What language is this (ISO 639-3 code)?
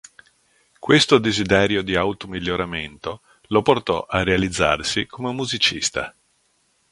ita